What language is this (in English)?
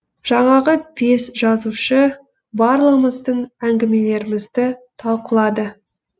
Kazakh